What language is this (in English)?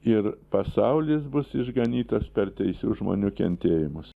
Lithuanian